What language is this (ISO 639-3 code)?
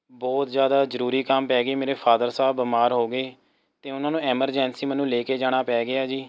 pan